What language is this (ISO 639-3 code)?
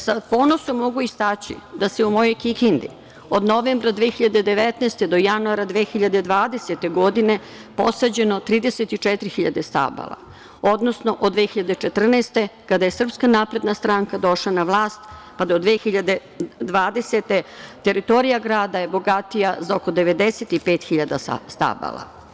srp